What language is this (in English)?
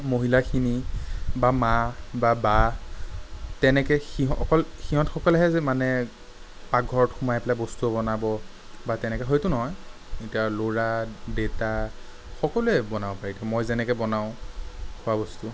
Assamese